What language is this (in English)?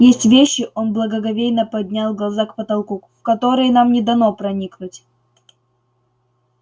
Russian